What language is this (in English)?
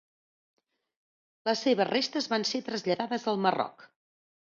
Catalan